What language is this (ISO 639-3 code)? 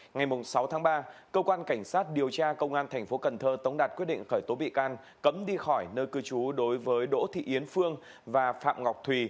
vie